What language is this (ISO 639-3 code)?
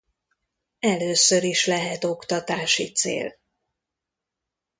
hun